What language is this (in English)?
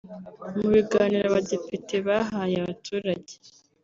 Kinyarwanda